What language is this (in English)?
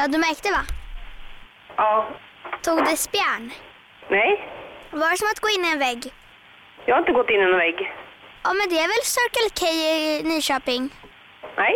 Swedish